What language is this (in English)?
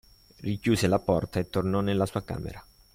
Italian